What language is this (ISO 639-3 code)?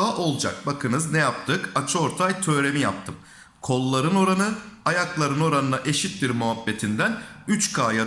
tur